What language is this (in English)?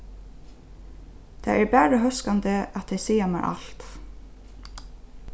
Faroese